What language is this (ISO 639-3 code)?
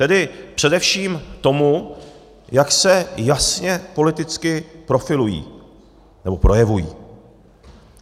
ces